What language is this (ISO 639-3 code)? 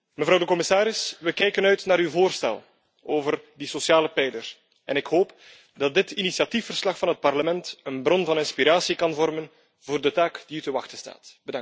nld